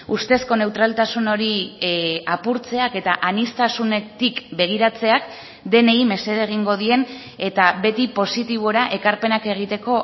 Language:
Basque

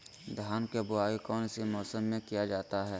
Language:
Magahi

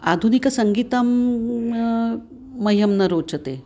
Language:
Sanskrit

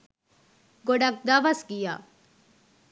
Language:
Sinhala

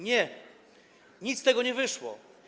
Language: Polish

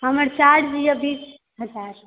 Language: Maithili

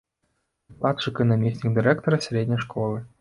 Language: Belarusian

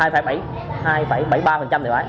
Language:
Vietnamese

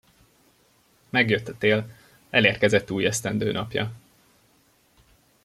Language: Hungarian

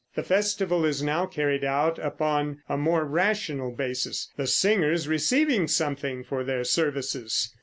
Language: English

